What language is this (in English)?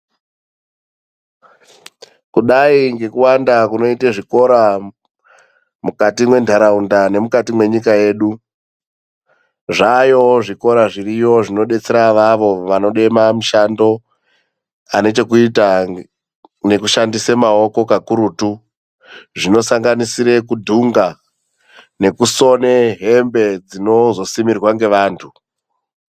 Ndau